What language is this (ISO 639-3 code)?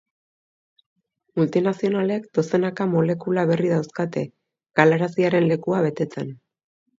eus